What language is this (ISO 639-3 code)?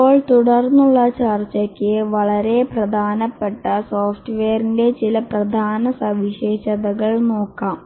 mal